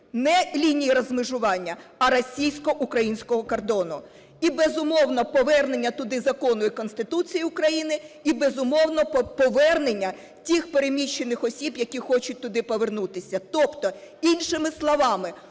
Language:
Ukrainian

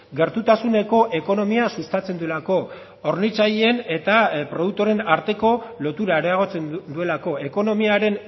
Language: Basque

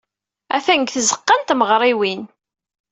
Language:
Kabyle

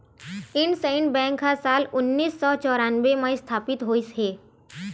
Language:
Chhattisgarhi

